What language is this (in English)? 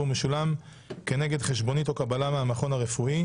Hebrew